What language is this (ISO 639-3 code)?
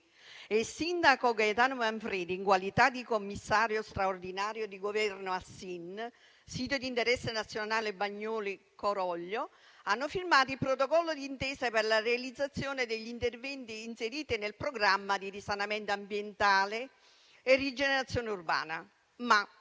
ita